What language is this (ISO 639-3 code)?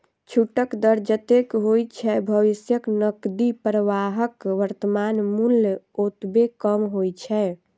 mai